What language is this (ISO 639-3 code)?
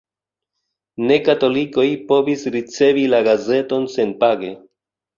epo